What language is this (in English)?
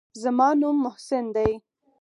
Pashto